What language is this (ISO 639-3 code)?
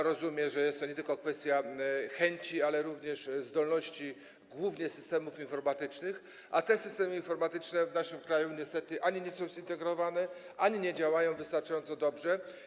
pol